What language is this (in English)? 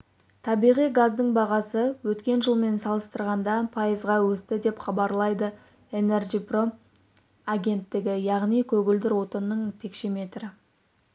Kazakh